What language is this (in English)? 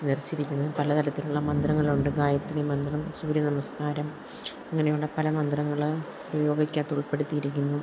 Malayalam